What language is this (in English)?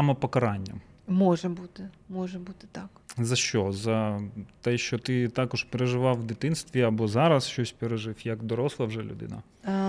Ukrainian